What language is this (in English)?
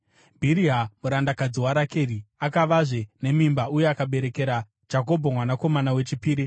Shona